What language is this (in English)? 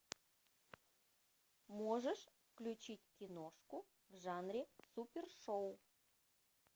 Russian